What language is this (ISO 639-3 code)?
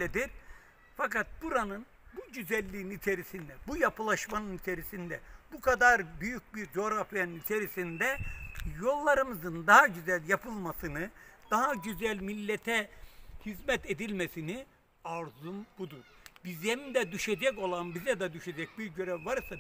tur